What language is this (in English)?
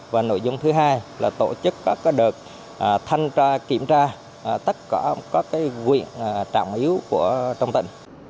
Vietnamese